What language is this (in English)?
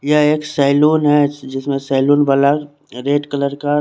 Hindi